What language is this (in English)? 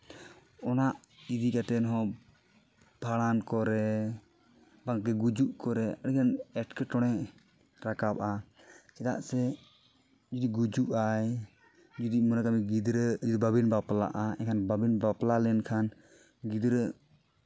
Santali